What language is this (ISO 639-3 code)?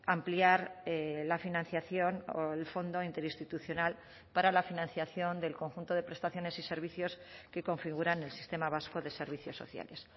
spa